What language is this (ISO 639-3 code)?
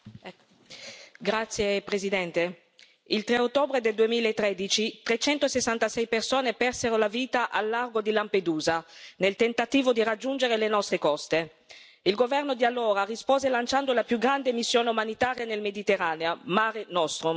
ita